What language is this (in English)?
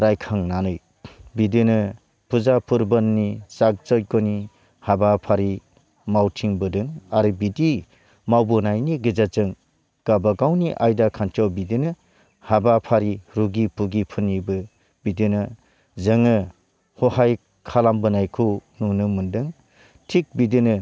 Bodo